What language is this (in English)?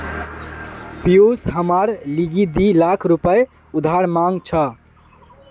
Magahi